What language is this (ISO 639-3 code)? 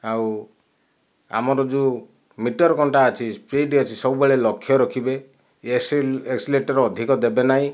ori